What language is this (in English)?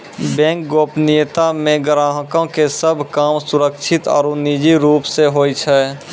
Maithili